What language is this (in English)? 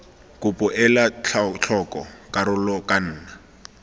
Tswana